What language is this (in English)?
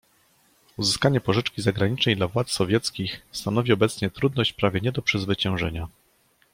Polish